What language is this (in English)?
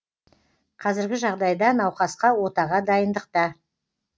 Kazakh